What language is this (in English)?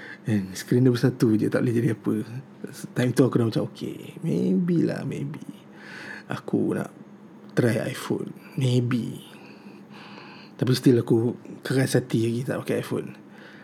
Malay